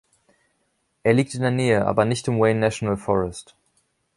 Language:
German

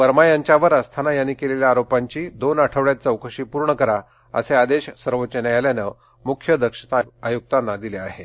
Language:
Marathi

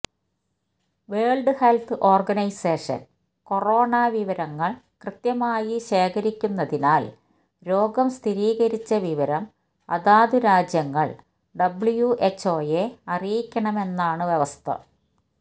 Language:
Malayalam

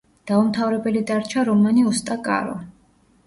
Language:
Georgian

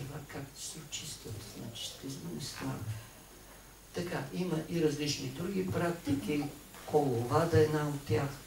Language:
Bulgarian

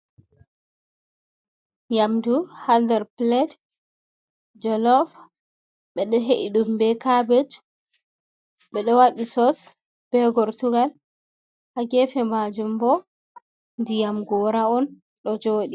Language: Fula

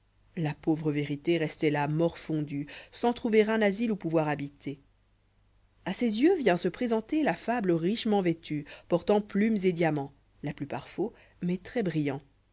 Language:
French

